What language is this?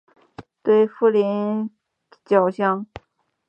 Chinese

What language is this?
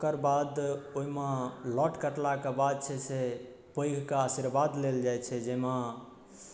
Maithili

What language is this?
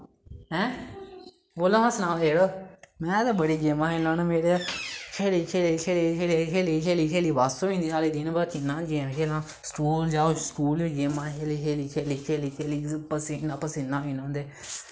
Dogri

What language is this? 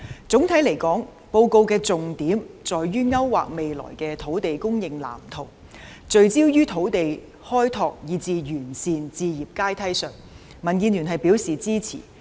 Cantonese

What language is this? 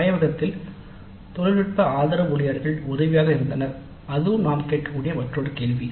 Tamil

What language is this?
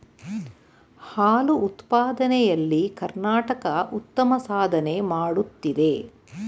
Kannada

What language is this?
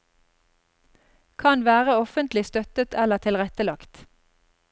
Norwegian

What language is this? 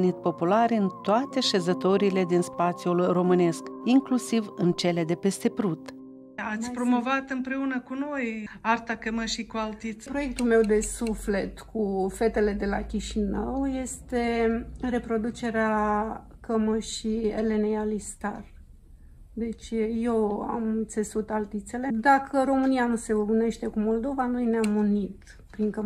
Romanian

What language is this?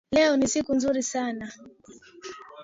Swahili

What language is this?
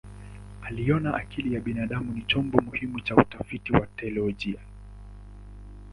Swahili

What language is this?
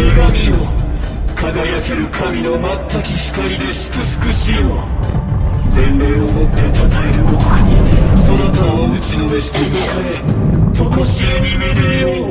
Japanese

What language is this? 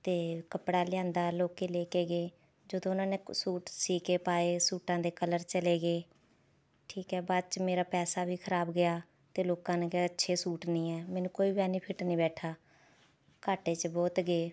Punjabi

